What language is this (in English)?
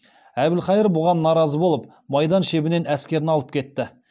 Kazakh